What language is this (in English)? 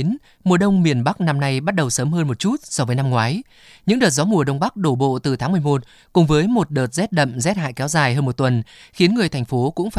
Vietnamese